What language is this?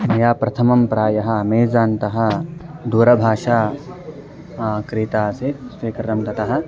Sanskrit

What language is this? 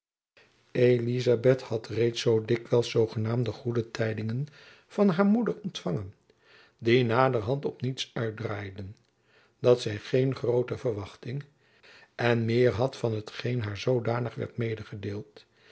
Dutch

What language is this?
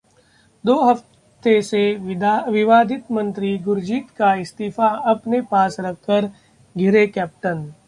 Hindi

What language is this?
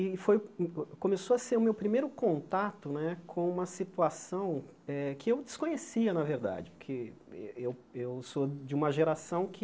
Portuguese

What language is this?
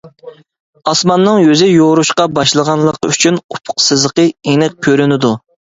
Uyghur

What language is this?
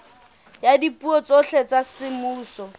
Southern Sotho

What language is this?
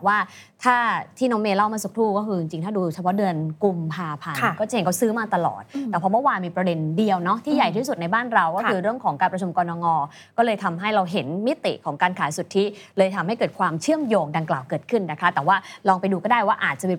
Thai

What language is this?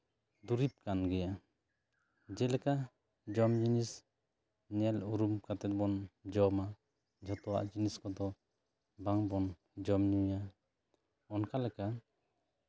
Santali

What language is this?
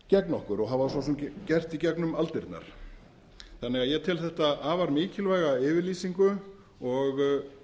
Icelandic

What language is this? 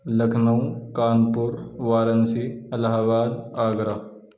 Urdu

